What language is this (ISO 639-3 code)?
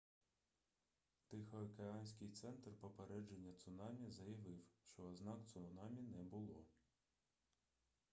ukr